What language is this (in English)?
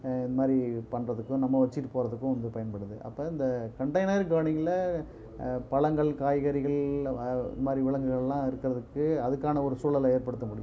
Tamil